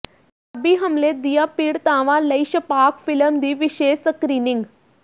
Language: Punjabi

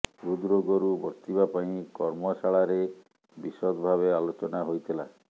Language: Odia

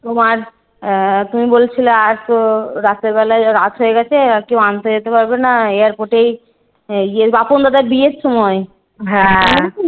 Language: Bangla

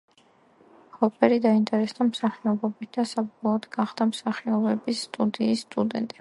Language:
Georgian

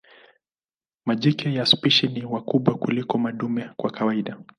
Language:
Swahili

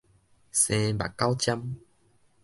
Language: Min Nan Chinese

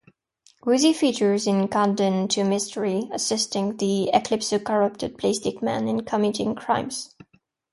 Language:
English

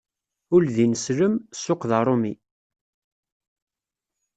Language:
Kabyle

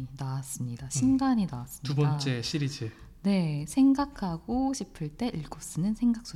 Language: Korean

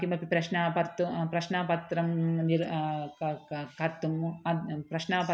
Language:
Sanskrit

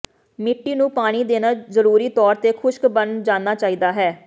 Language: Punjabi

